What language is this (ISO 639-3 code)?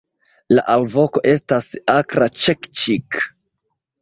epo